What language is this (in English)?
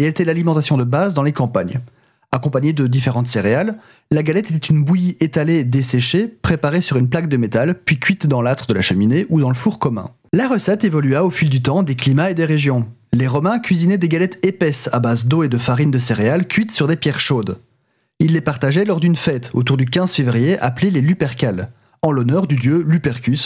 French